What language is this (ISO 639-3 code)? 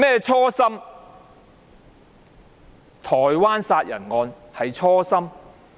yue